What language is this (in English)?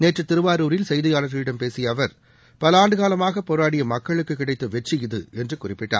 Tamil